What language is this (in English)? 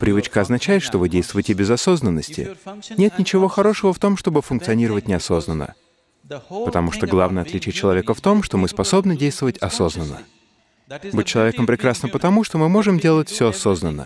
Russian